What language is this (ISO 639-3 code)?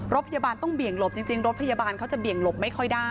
tha